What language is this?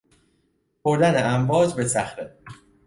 Persian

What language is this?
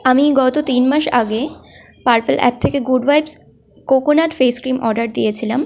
Bangla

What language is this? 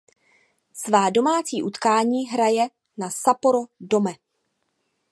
Czech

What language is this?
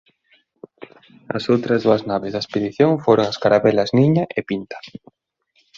Galician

